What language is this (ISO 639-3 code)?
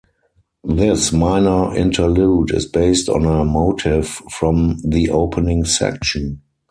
eng